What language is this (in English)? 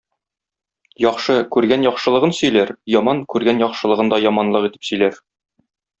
Tatar